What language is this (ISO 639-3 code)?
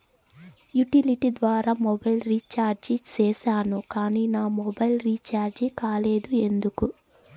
tel